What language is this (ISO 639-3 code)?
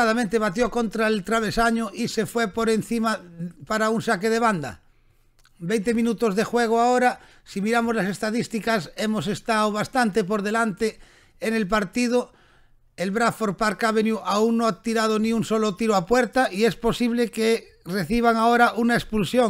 spa